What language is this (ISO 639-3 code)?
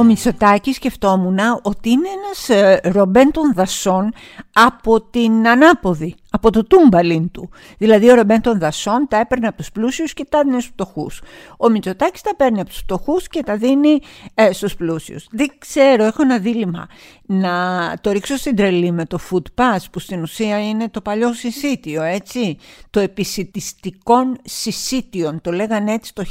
ell